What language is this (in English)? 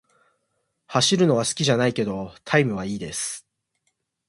Japanese